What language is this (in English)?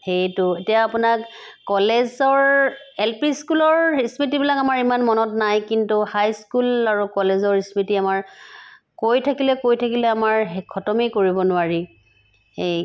Assamese